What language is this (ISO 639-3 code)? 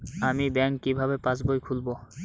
ben